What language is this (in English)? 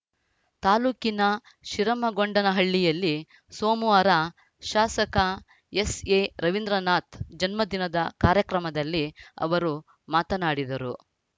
Kannada